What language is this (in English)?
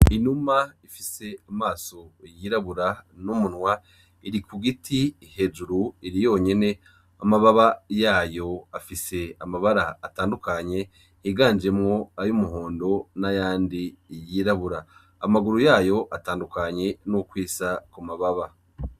Rundi